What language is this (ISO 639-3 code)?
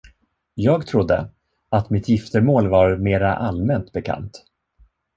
swe